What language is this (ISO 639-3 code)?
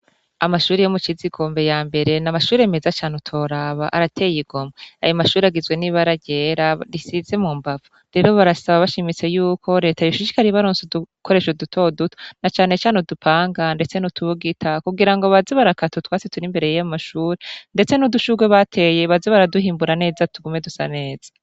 run